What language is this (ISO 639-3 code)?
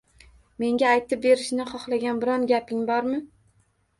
uzb